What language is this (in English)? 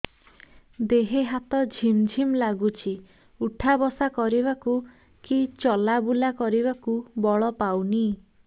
Odia